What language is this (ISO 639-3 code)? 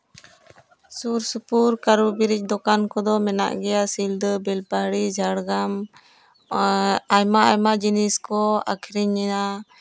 sat